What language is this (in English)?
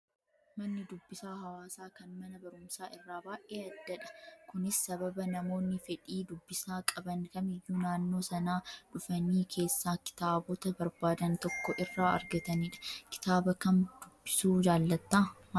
Oromo